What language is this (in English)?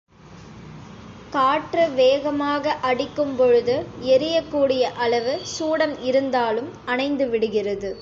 Tamil